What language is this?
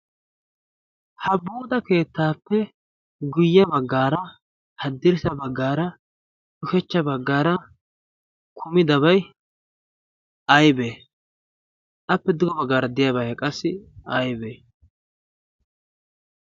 Wolaytta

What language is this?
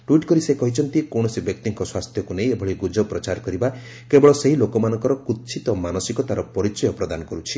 Odia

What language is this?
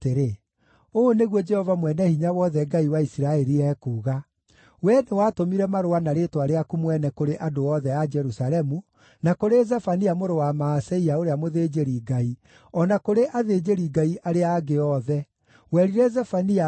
Kikuyu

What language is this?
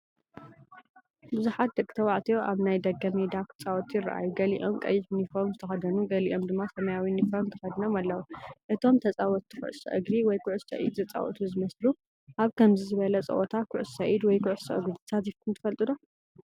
Tigrinya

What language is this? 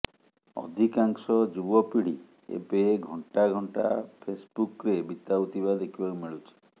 Odia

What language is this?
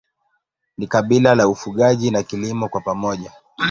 Swahili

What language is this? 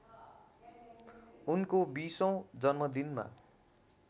Nepali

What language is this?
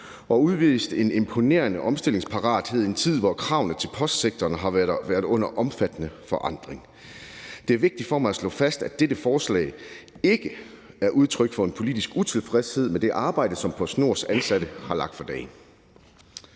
Danish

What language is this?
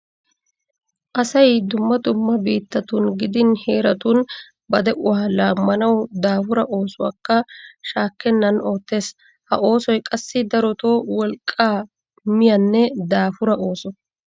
Wolaytta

